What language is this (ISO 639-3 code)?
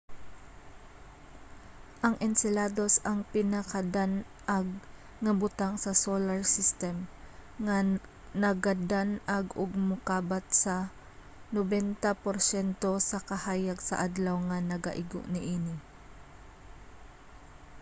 ceb